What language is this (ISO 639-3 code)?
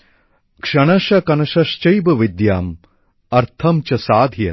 ben